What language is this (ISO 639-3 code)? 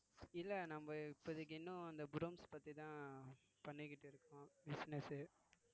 tam